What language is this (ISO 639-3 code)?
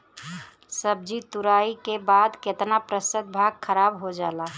bho